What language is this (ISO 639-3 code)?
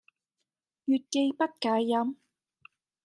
yue